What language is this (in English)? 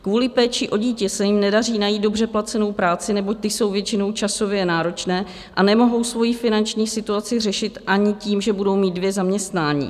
Czech